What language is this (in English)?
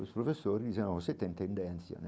Portuguese